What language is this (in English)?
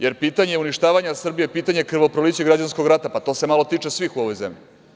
Serbian